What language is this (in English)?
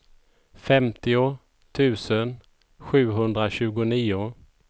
Swedish